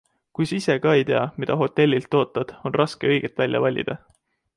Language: Estonian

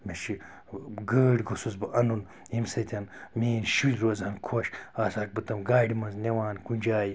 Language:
Kashmiri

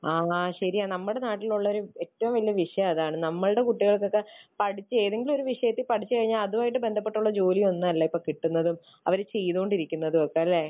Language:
Malayalam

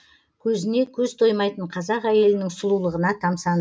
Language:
Kazakh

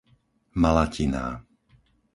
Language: Slovak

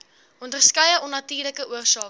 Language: Afrikaans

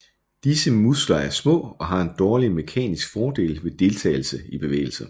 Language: Danish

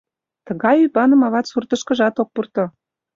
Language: Mari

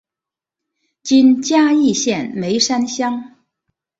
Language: Chinese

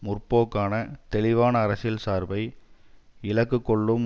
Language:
Tamil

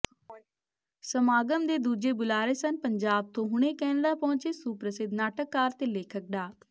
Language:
Punjabi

